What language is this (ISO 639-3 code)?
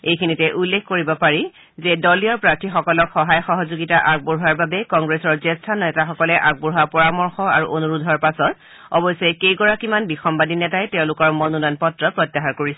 asm